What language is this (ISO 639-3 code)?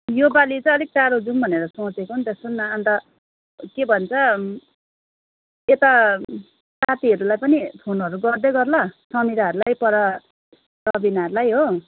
nep